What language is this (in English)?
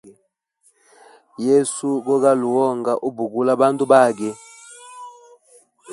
Hemba